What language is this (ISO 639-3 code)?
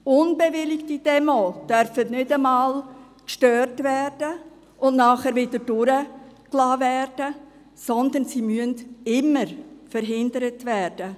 gsw